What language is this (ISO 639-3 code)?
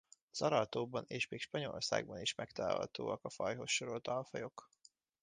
hun